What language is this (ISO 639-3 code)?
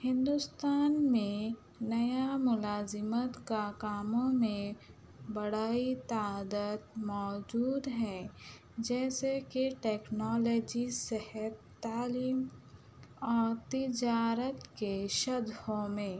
urd